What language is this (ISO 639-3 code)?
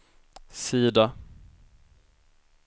swe